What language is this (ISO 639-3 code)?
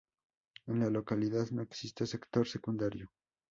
spa